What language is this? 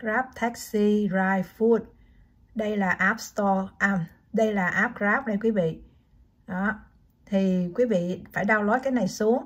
Vietnamese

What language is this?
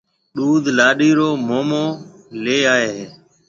Marwari (Pakistan)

